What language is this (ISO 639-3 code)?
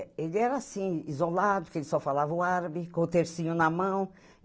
por